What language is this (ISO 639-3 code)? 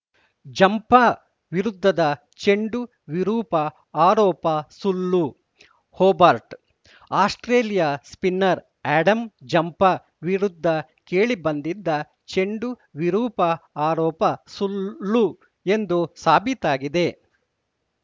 kan